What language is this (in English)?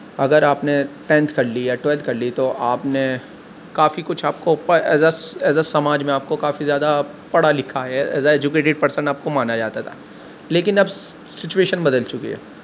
Urdu